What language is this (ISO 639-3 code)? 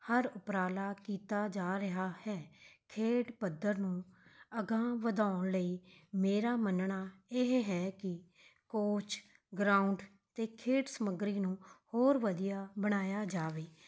pan